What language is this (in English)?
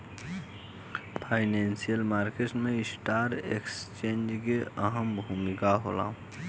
Bhojpuri